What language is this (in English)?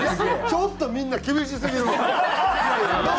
Japanese